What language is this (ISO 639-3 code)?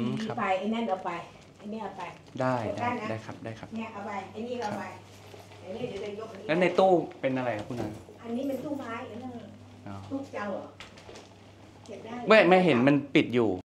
tha